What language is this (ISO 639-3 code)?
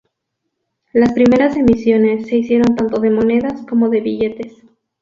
spa